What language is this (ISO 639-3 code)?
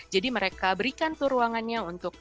ind